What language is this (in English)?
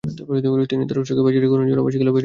Bangla